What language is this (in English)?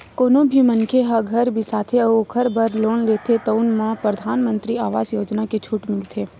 Chhattisgarhi